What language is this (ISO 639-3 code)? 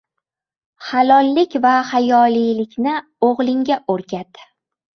uzb